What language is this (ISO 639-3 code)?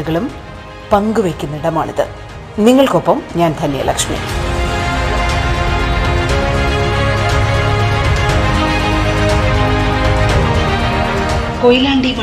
mal